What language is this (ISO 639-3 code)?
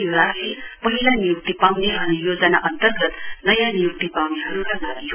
nep